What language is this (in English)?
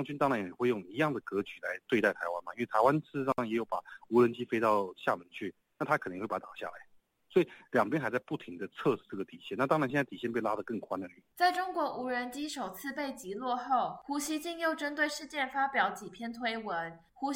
Chinese